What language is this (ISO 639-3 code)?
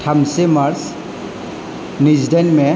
brx